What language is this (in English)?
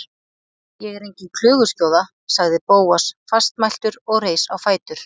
Icelandic